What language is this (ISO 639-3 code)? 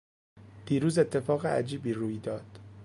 fas